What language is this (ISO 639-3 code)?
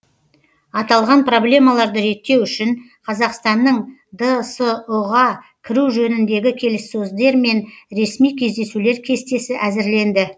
kaz